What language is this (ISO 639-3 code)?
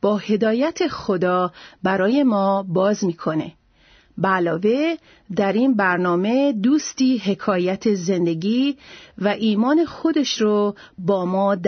fas